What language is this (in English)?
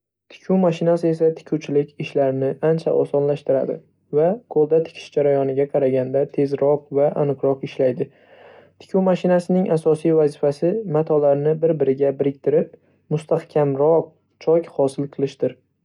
Uzbek